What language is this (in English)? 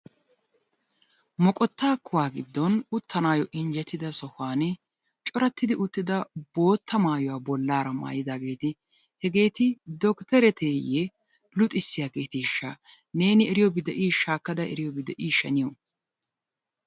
Wolaytta